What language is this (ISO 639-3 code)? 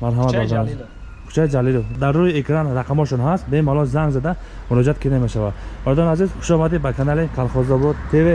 tur